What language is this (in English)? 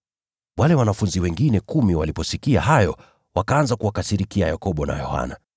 Swahili